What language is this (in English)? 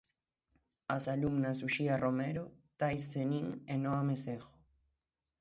Galician